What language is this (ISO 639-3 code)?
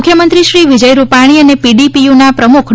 guj